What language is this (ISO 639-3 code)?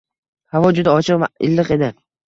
uzb